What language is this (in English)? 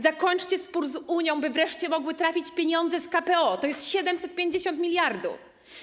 Polish